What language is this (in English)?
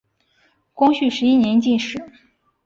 Chinese